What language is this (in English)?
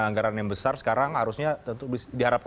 Indonesian